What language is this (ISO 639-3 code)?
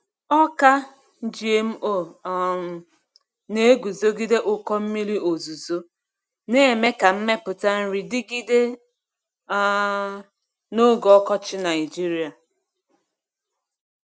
ibo